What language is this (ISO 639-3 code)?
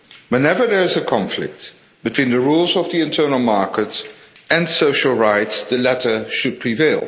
eng